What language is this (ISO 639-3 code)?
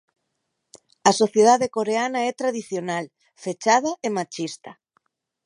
glg